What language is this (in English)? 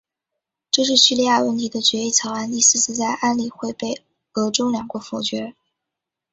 Chinese